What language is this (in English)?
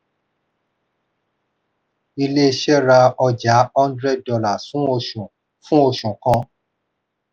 Yoruba